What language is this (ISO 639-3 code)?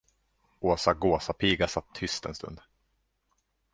swe